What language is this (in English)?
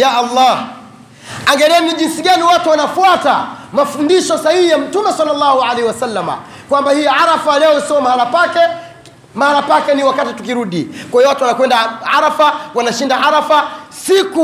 Swahili